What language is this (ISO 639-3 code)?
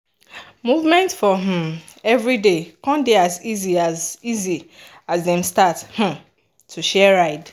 pcm